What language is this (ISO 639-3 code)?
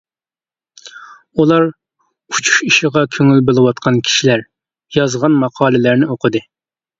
uig